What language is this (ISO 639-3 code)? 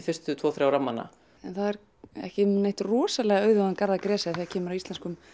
isl